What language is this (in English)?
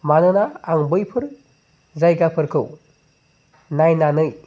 Bodo